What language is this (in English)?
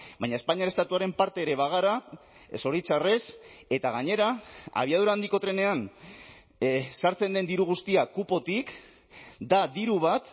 Basque